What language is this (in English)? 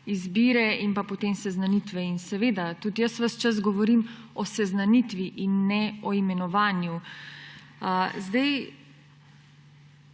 Slovenian